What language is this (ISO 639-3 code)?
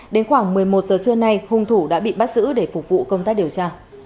vie